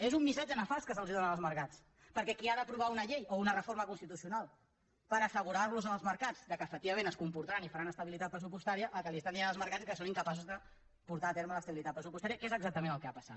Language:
Catalan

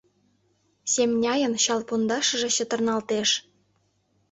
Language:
Mari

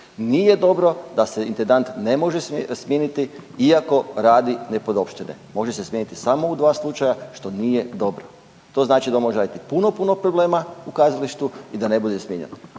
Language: Croatian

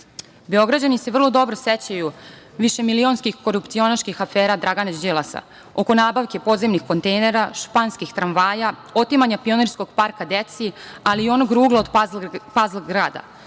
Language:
Serbian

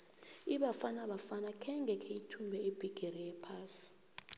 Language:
South Ndebele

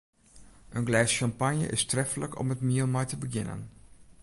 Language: Western Frisian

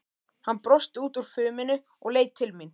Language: Icelandic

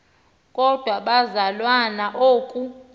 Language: Xhosa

